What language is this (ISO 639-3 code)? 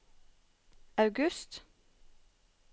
nor